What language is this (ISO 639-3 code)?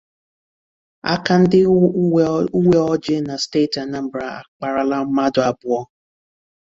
ibo